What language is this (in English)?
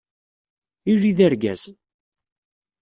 Kabyle